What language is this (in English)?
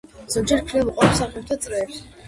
Georgian